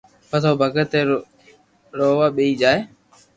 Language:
Loarki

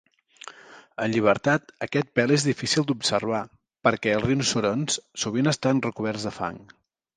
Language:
Catalan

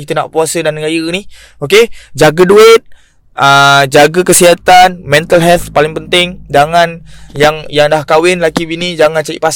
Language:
Malay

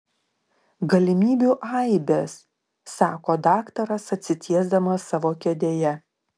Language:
Lithuanian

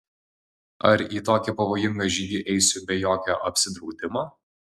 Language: Lithuanian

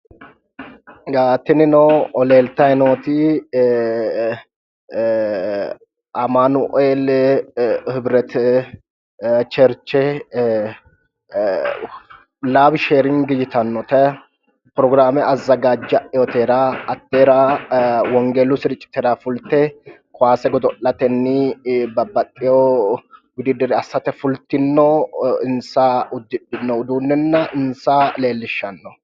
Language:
Sidamo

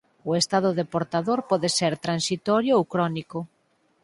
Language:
Galician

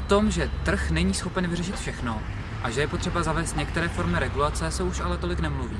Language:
Czech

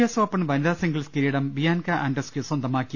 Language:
Malayalam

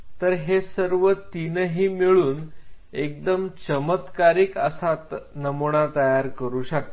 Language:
Marathi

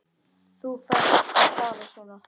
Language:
Icelandic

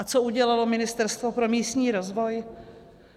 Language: Czech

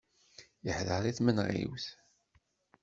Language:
Kabyle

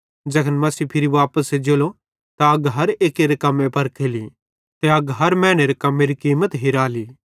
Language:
Bhadrawahi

